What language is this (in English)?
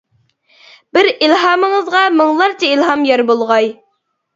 Uyghur